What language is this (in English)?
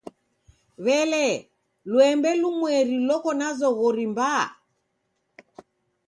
Taita